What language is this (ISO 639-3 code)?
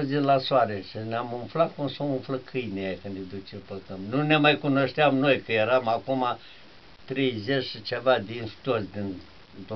ron